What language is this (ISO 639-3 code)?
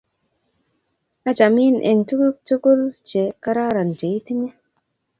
kln